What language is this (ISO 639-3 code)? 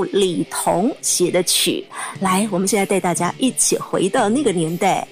zho